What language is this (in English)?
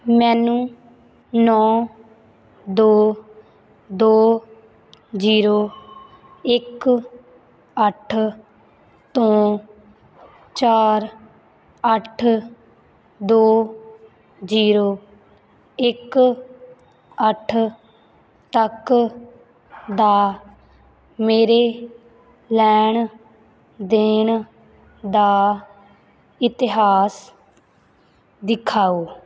Punjabi